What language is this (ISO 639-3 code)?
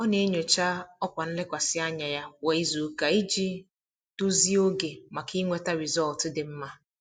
ibo